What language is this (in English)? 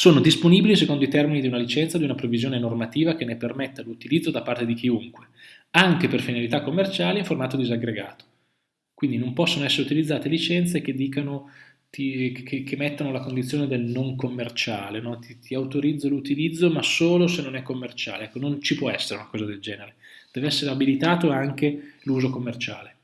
Italian